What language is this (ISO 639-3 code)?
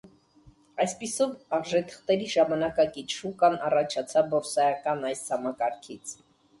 hye